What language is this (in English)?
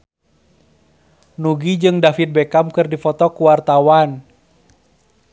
Sundanese